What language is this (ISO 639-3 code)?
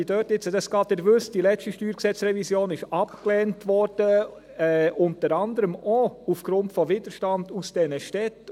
gsw